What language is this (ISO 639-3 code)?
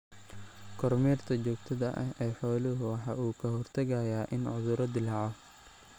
som